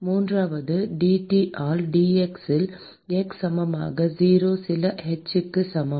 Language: Tamil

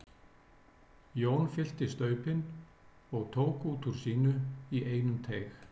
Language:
Icelandic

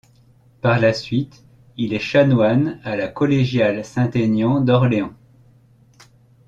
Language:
French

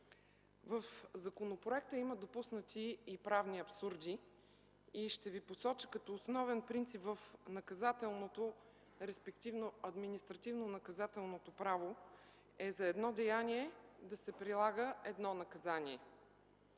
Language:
Bulgarian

